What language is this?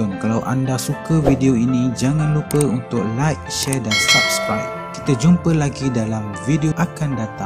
Malay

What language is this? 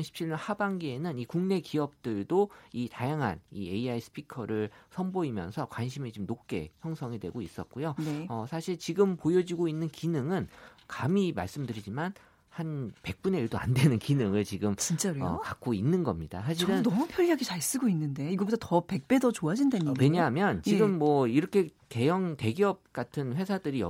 Korean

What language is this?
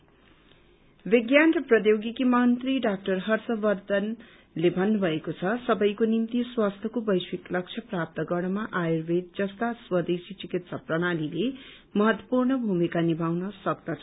Nepali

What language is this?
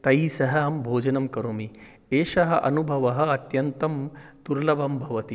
Sanskrit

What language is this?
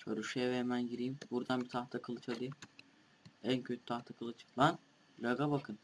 Turkish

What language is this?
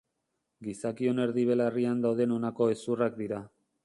Basque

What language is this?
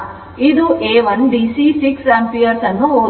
Kannada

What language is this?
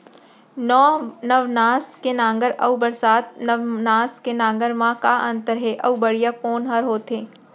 Chhattisgarhi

